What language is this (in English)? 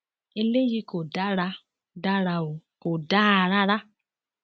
Yoruba